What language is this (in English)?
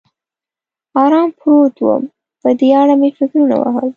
Pashto